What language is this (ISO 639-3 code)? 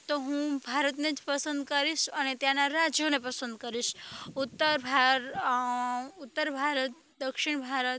guj